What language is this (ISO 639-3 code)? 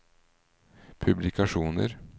nor